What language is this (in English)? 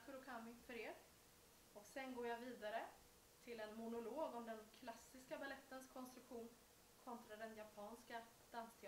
Swedish